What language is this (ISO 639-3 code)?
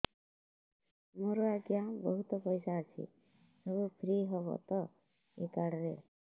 ori